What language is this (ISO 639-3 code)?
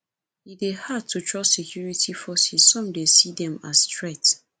pcm